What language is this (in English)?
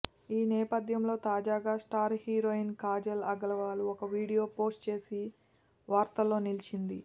Telugu